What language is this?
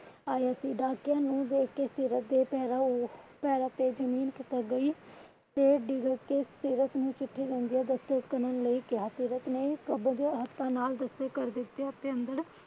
Punjabi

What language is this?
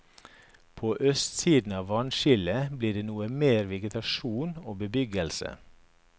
Norwegian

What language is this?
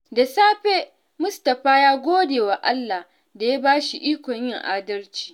Hausa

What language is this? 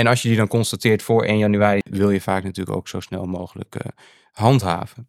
Dutch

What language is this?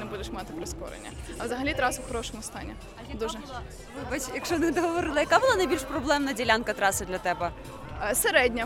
Ukrainian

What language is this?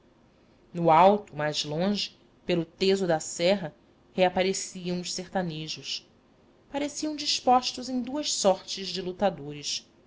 Portuguese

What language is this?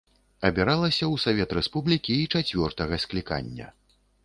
Belarusian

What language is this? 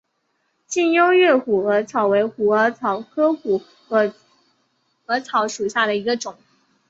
Chinese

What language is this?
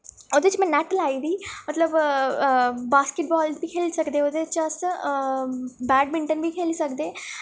Dogri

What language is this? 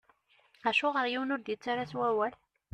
Kabyle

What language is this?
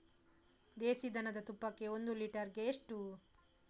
Kannada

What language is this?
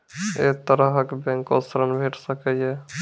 Maithili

